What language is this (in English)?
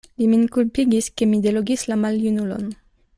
Esperanto